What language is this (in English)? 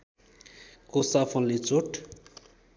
Nepali